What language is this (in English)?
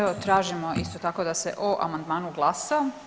Croatian